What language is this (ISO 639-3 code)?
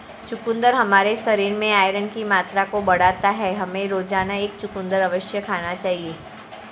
hin